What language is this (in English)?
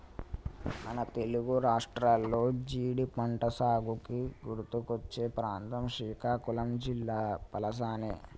Telugu